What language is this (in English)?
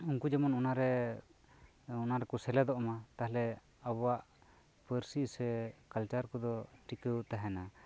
Santali